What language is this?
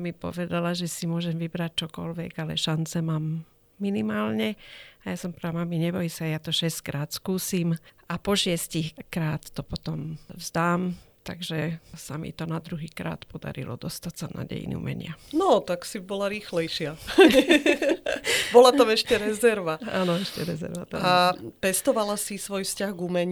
Slovak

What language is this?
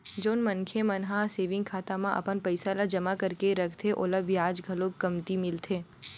Chhattisgarhi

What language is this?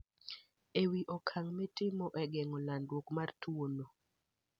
Luo (Kenya and Tanzania)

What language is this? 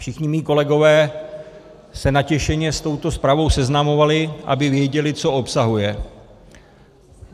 Czech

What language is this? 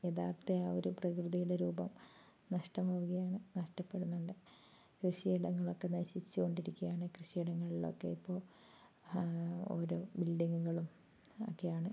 Malayalam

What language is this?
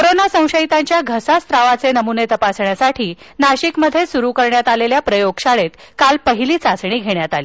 Marathi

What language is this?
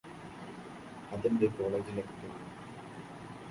Malayalam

